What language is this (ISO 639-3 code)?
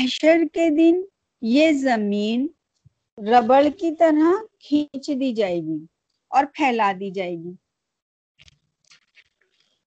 urd